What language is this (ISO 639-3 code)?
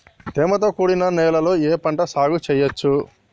tel